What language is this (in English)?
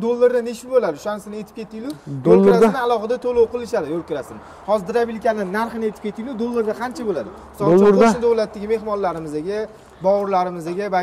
Turkish